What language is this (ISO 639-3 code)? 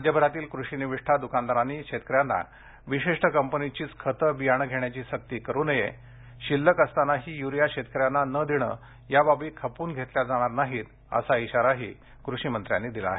mar